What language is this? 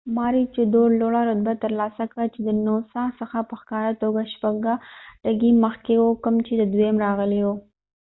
Pashto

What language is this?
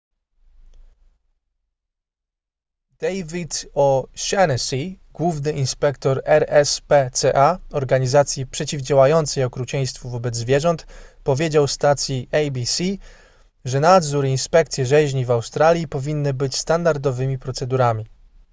Polish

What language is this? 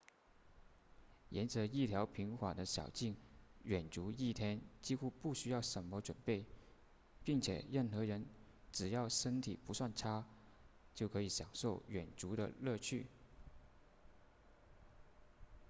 Chinese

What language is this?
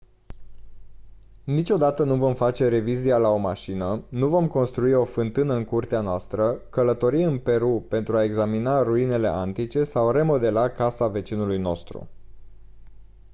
Romanian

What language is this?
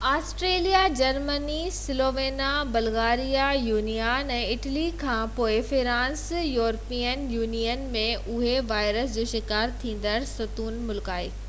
Sindhi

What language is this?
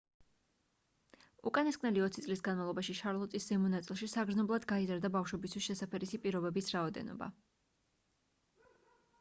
Georgian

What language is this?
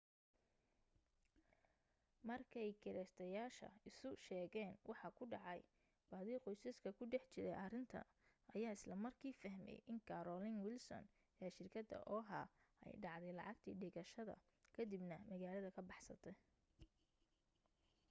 Somali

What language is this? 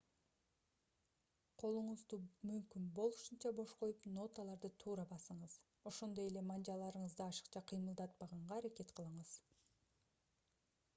Kyrgyz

